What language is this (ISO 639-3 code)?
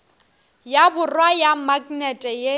nso